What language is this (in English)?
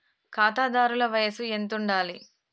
Telugu